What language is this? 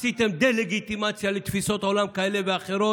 Hebrew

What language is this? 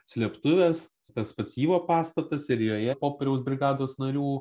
Lithuanian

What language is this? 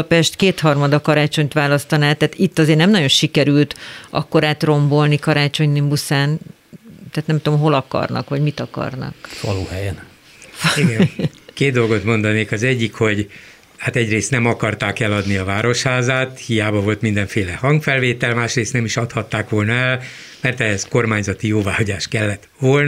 Hungarian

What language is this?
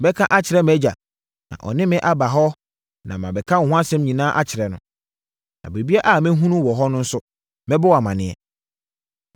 Akan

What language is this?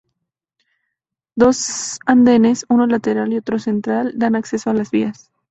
Spanish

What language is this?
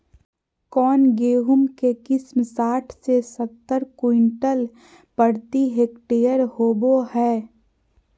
Magahi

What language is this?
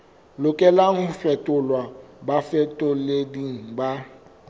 Southern Sotho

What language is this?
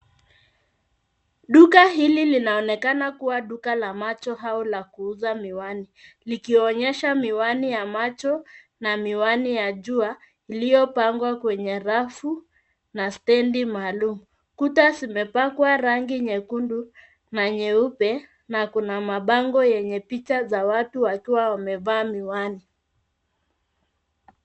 Swahili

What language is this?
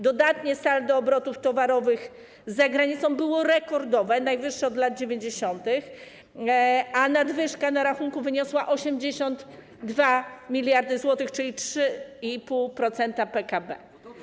Polish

